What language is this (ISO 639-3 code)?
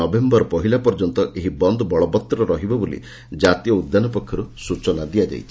ori